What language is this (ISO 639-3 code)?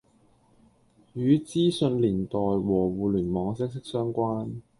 yue